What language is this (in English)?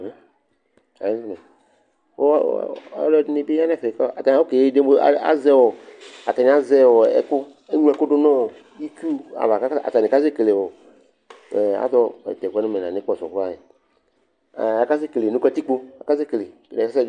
Ikposo